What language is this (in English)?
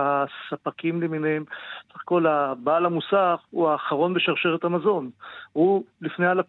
Hebrew